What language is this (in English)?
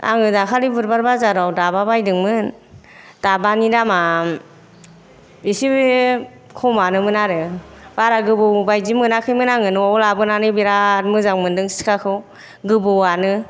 Bodo